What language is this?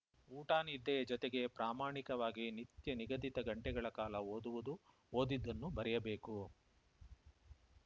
Kannada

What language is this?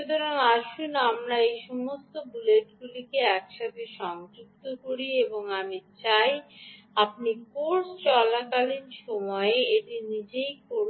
Bangla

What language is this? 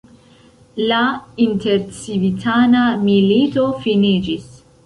Esperanto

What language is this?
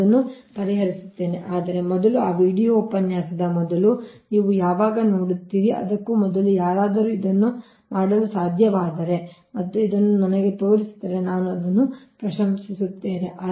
Kannada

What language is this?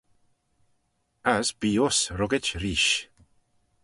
Manx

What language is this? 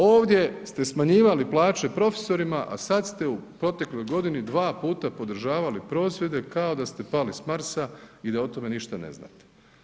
Croatian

